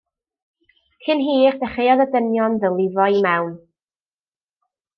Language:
Welsh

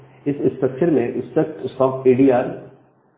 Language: Hindi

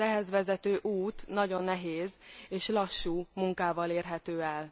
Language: Hungarian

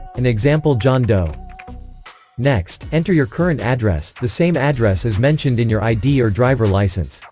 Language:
English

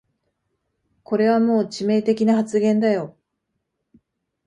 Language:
Japanese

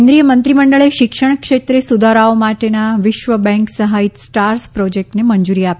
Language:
Gujarati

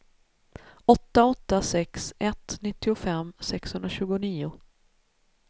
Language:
Swedish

